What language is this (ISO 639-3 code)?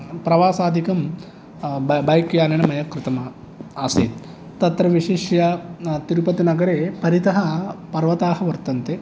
san